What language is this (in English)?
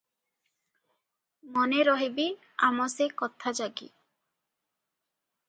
Odia